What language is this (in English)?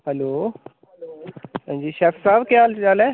Dogri